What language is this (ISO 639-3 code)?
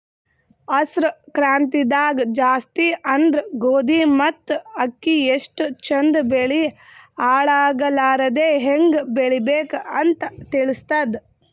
kan